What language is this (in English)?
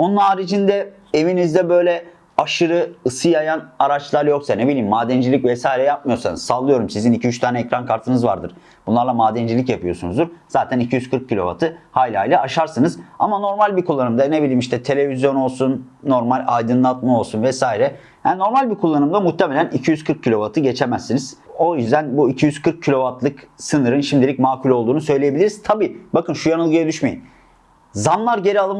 Turkish